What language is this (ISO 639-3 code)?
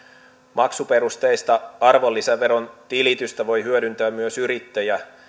fin